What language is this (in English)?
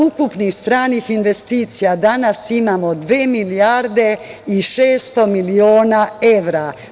Serbian